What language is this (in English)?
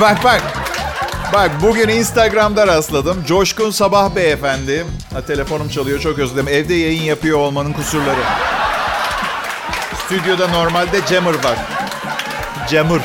Turkish